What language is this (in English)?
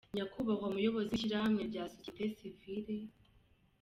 Kinyarwanda